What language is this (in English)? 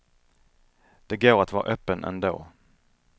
Swedish